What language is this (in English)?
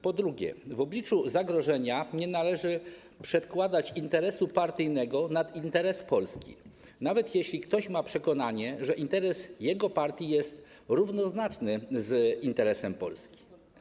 Polish